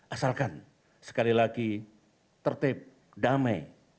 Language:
Indonesian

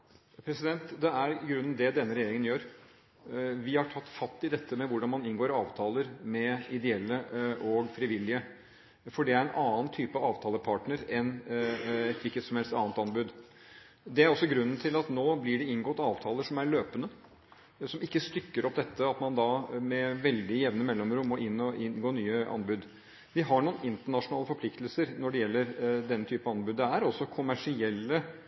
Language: Norwegian Bokmål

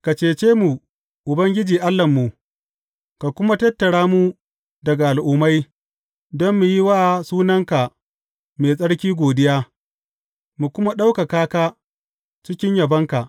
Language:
Hausa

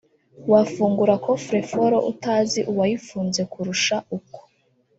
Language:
Kinyarwanda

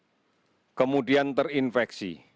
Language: Indonesian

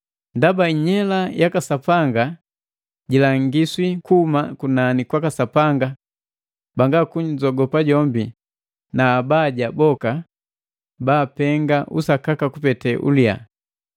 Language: Matengo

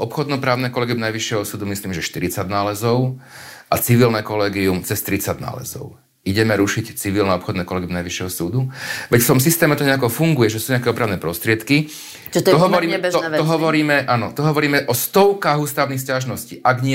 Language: Slovak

